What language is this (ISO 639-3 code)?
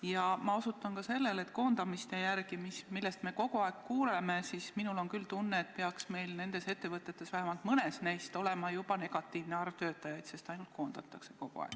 est